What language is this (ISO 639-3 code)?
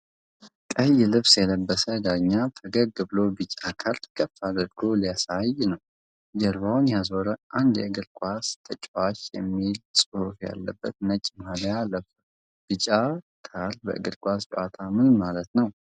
amh